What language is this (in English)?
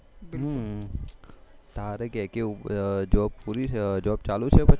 Gujarati